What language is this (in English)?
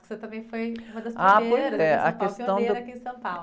Portuguese